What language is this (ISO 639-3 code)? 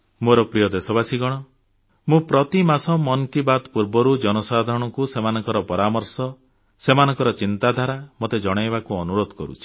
ori